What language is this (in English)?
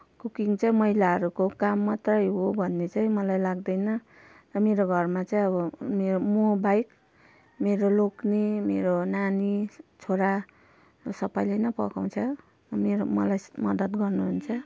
Nepali